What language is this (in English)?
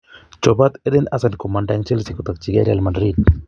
Kalenjin